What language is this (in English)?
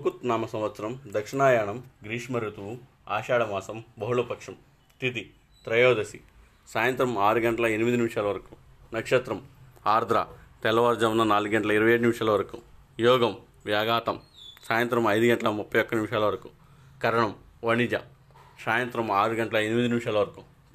Telugu